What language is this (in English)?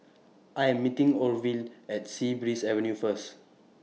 English